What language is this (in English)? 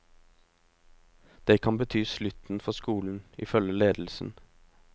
Norwegian